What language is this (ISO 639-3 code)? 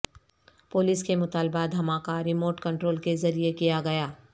urd